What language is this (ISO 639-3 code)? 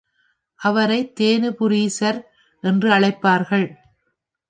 tam